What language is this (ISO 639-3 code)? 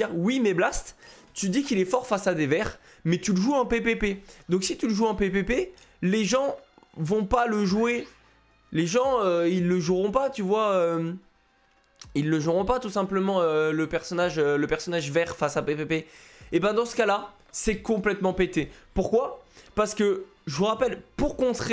fra